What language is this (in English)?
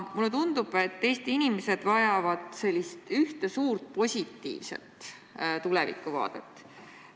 Estonian